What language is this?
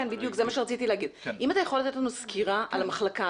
Hebrew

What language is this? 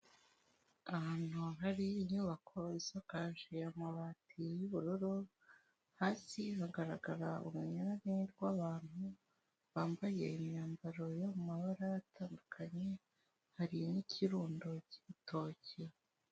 Kinyarwanda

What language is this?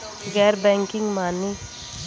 Bhojpuri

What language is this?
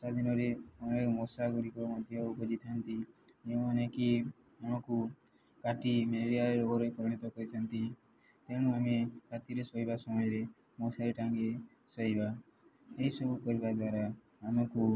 Odia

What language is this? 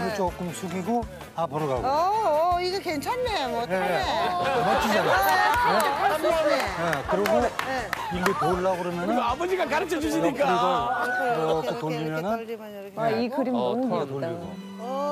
Korean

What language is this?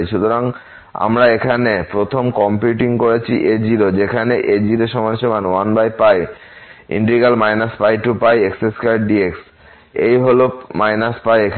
Bangla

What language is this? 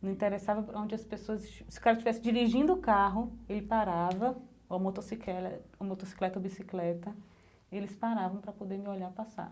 Portuguese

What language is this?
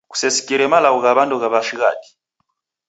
Taita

